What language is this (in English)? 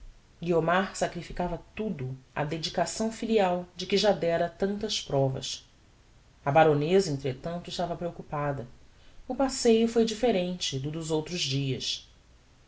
Portuguese